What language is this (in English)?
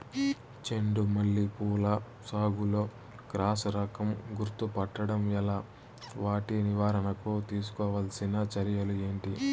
Telugu